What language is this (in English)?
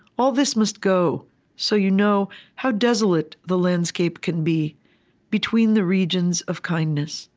English